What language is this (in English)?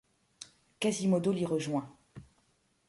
French